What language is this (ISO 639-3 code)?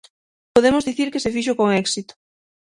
glg